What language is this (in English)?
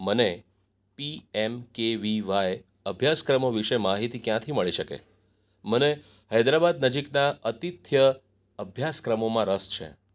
Gujarati